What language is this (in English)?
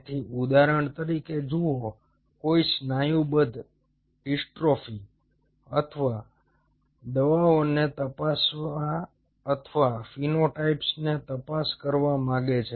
Gujarati